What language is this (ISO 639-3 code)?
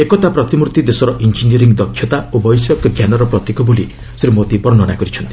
ori